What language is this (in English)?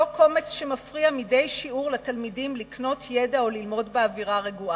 Hebrew